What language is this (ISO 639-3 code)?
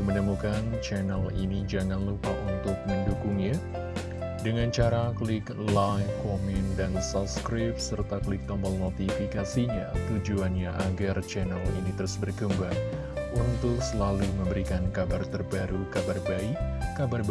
ind